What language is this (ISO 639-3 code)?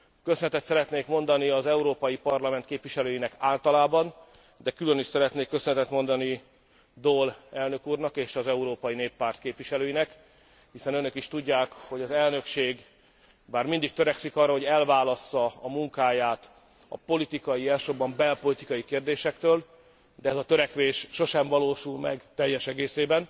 hun